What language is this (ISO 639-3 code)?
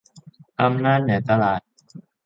tha